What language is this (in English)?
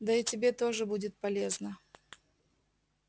Russian